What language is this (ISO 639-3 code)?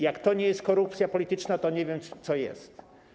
pol